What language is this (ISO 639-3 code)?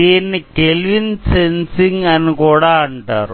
tel